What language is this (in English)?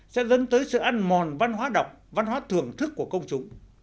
Vietnamese